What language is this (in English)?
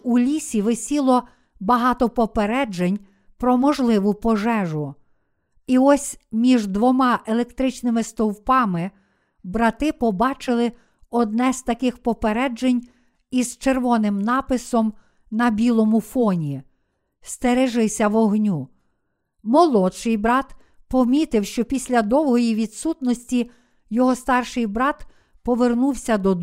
Ukrainian